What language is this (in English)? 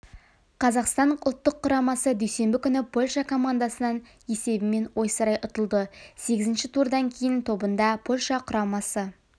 Kazakh